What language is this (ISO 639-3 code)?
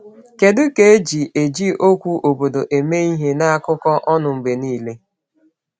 ibo